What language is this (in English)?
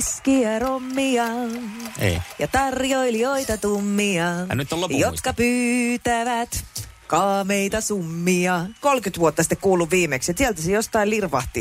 Finnish